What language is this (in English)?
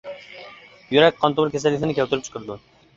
Uyghur